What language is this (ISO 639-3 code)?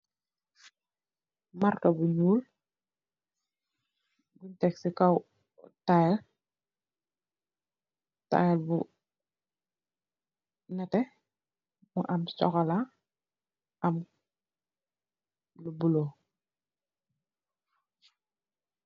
wol